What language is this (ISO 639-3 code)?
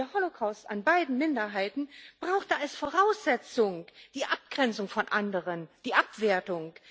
deu